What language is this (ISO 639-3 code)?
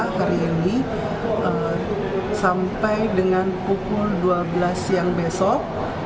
ind